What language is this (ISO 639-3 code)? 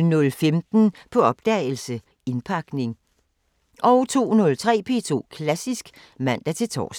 dan